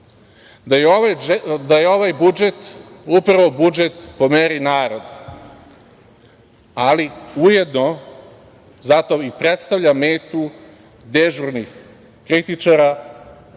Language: Serbian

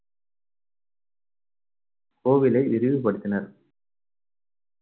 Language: Tamil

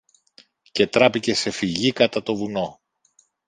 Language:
Greek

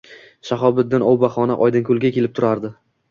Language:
Uzbek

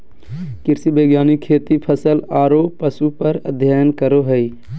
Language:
Magahi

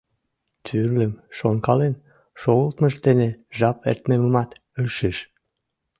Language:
Mari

